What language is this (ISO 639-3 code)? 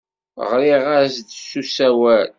kab